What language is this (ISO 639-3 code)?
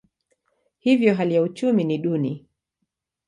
swa